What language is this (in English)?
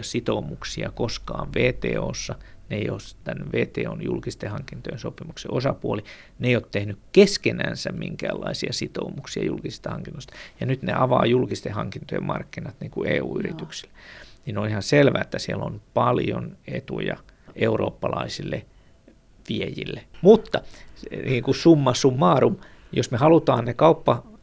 Finnish